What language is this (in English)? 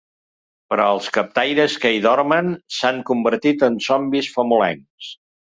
Catalan